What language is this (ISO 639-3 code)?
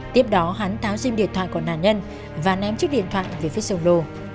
vie